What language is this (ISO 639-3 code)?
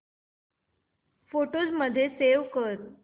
mar